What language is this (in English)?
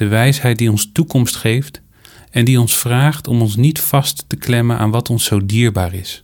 Dutch